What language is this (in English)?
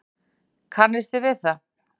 Icelandic